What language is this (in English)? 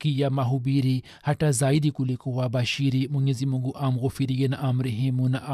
Swahili